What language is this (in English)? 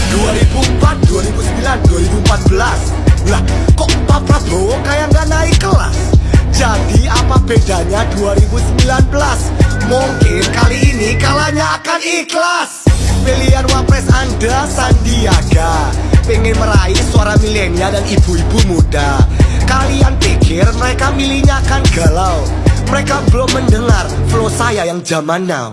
Indonesian